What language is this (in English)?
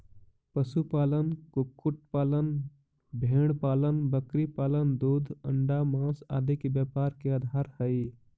Magahi